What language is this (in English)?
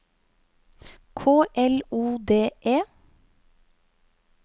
Norwegian